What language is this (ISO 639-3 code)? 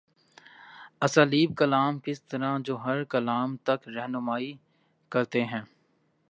urd